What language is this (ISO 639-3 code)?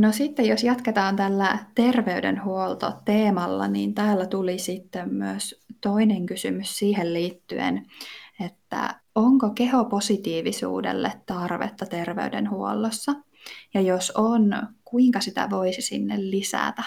fin